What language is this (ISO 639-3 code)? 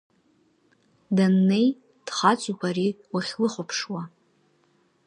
abk